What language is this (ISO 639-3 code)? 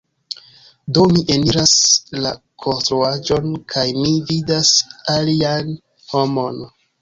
epo